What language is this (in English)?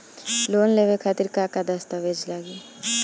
Bhojpuri